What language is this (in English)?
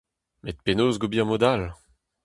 Breton